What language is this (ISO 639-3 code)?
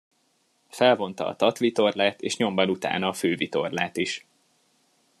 hun